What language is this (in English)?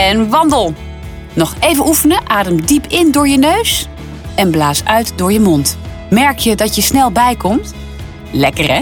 Dutch